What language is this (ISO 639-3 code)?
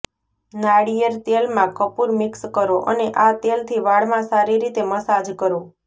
guj